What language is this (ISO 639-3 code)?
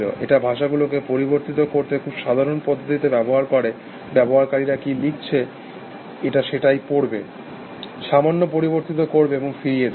ben